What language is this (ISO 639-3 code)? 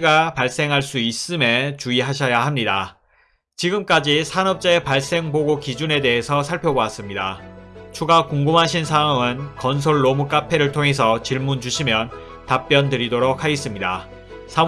kor